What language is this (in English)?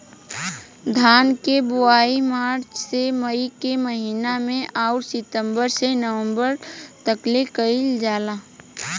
Bhojpuri